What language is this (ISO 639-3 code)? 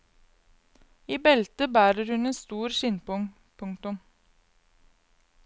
nor